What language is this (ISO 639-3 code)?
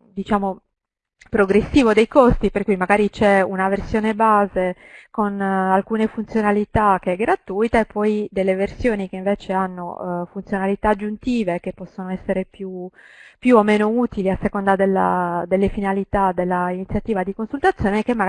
ita